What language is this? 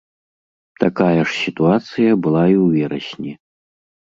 Belarusian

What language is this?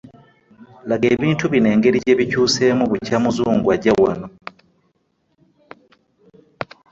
Ganda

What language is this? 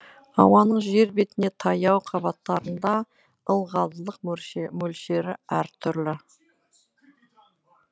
Kazakh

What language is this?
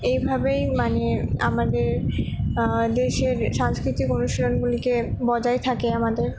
Bangla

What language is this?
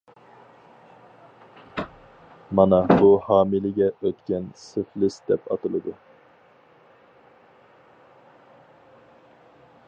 Uyghur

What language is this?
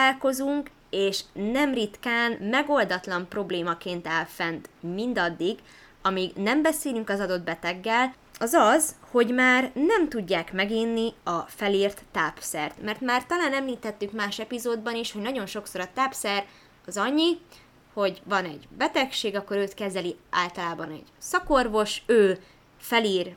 Hungarian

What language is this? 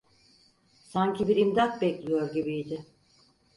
Turkish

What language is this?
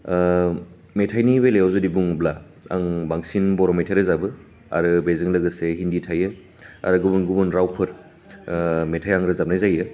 Bodo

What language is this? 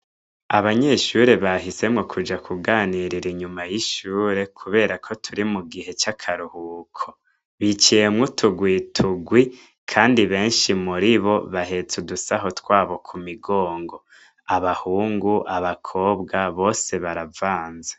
Rundi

